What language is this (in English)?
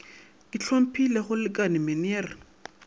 Northern Sotho